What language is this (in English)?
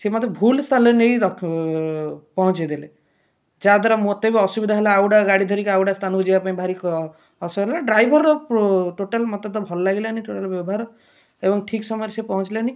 Odia